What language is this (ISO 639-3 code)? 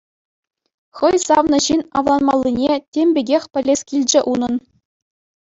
chv